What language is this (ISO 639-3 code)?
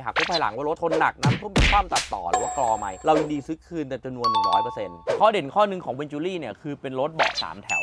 tha